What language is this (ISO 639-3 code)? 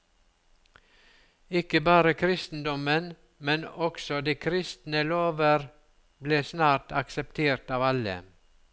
nor